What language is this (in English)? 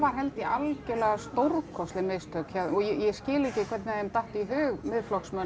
Icelandic